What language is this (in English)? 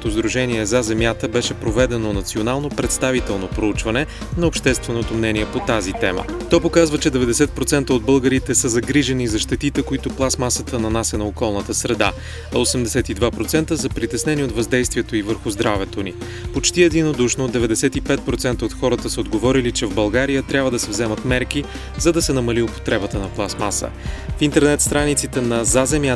Bulgarian